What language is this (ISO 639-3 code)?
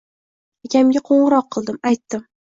uzb